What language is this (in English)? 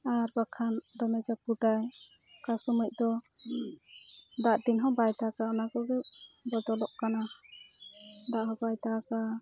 Santali